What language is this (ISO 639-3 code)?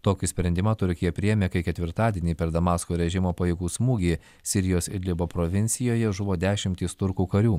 lit